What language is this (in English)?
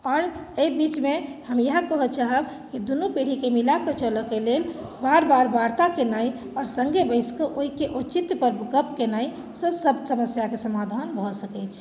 Maithili